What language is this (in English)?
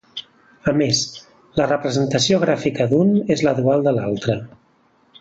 Catalan